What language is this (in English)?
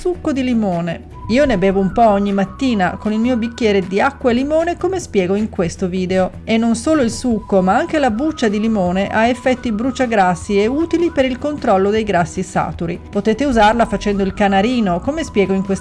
Italian